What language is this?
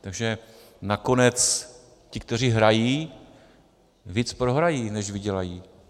Czech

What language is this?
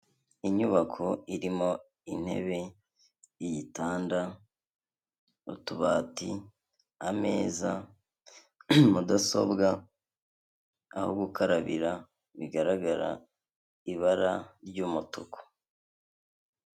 Kinyarwanda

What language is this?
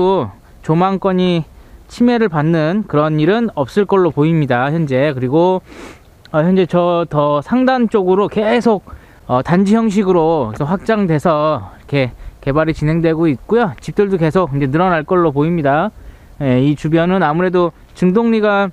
Korean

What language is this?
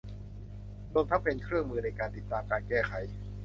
Thai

